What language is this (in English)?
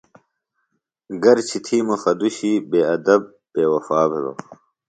Phalura